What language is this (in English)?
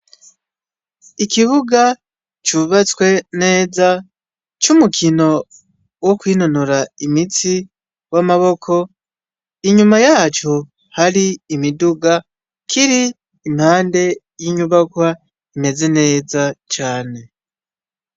Rundi